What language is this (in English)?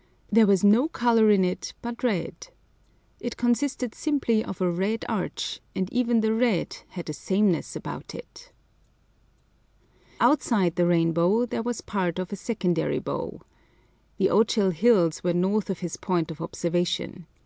English